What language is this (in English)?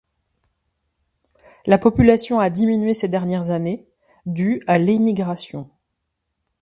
French